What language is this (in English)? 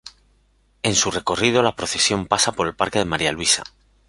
Spanish